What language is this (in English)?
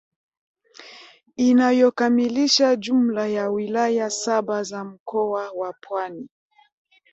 Swahili